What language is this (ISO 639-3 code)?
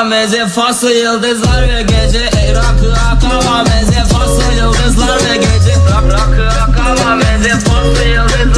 tur